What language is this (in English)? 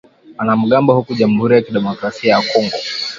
Swahili